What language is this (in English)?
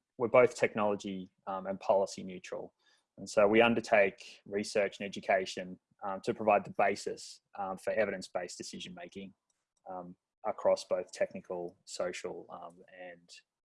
English